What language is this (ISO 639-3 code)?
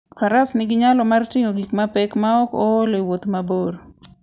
luo